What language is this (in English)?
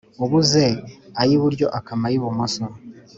Kinyarwanda